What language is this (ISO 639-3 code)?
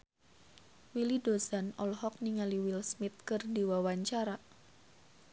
sun